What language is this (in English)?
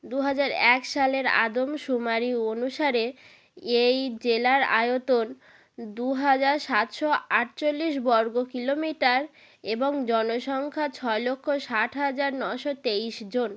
Bangla